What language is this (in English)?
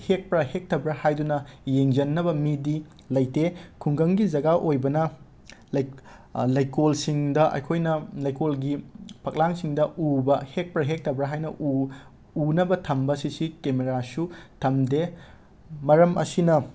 Manipuri